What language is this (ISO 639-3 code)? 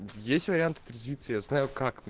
rus